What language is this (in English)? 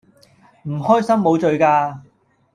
Cantonese